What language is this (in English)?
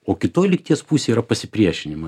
Lithuanian